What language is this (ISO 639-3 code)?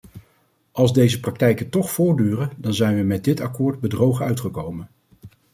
nld